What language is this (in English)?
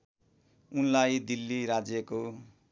Nepali